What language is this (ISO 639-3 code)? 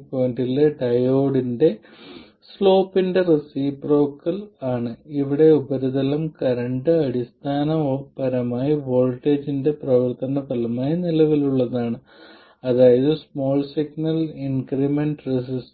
mal